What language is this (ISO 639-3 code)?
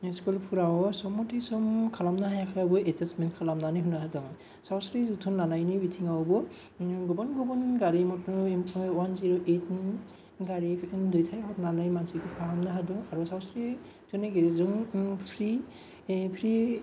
brx